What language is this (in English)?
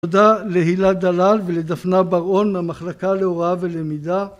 Hebrew